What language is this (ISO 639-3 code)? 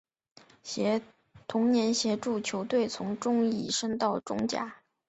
zho